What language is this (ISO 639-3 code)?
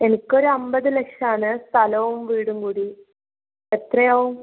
mal